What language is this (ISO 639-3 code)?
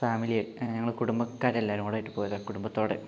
mal